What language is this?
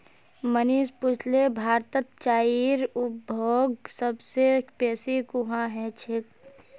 Magahi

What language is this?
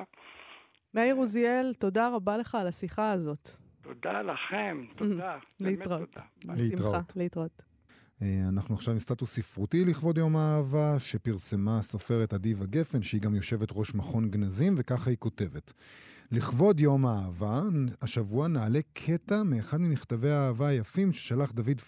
Hebrew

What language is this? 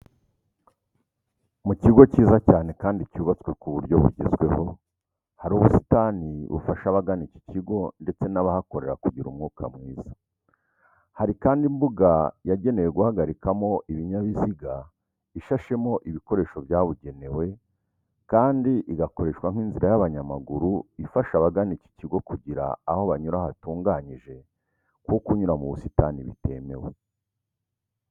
Kinyarwanda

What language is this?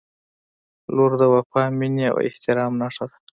Pashto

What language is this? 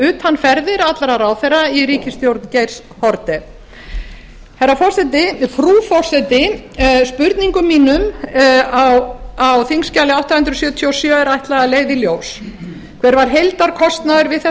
Icelandic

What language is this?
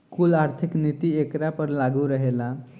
Bhojpuri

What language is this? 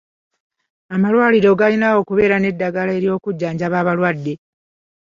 Ganda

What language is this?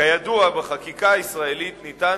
Hebrew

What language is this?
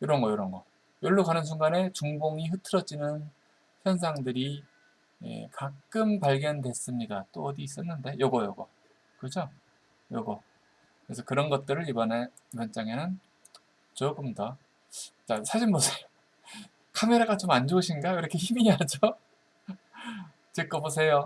Korean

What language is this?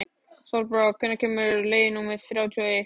Icelandic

